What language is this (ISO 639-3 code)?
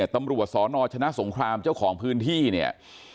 tha